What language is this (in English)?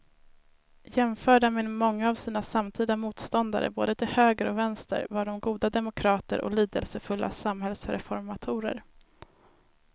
Swedish